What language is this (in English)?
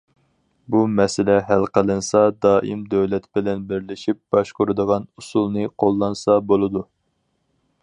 Uyghur